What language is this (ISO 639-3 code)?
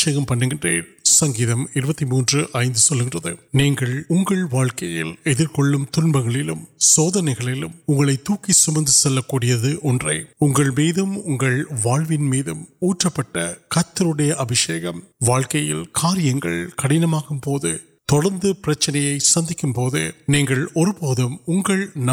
urd